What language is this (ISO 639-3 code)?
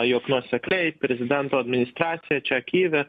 lit